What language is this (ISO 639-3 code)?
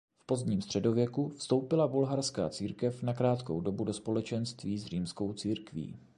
ces